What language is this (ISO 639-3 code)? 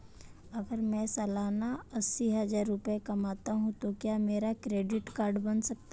hin